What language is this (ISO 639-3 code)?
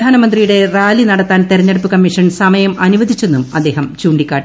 mal